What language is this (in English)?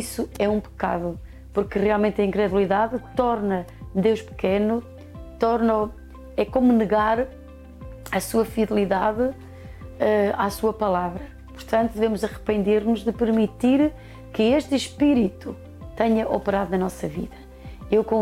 Portuguese